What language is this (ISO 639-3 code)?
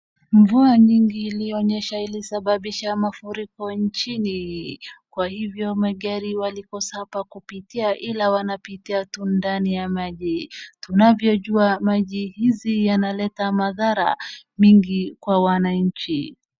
swa